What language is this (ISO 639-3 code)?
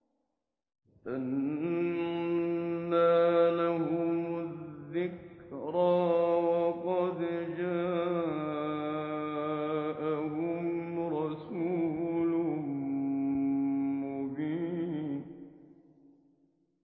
ara